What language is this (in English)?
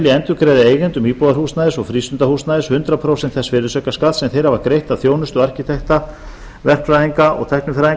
Icelandic